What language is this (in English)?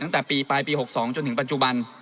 Thai